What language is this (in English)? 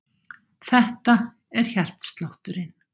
Icelandic